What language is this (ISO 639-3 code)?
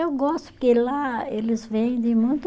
por